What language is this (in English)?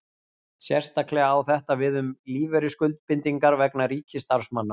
Icelandic